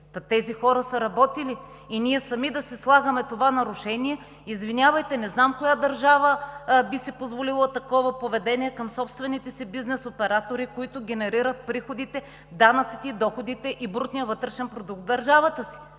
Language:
Bulgarian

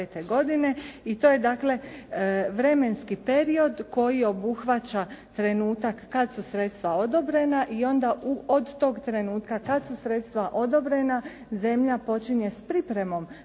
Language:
Croatian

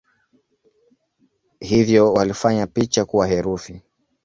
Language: Swahili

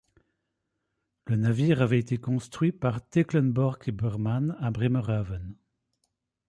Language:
French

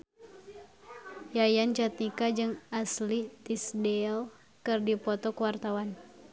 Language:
Sundanese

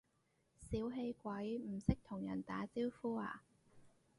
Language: Cantonese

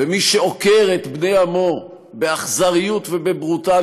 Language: Hebrew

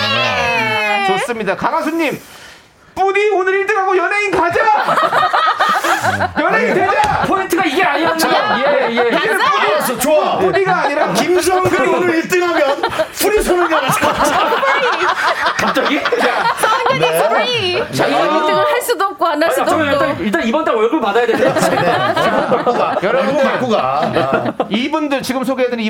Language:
Korean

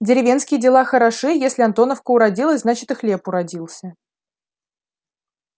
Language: Russian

